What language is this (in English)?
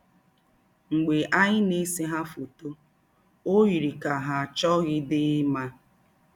Igbo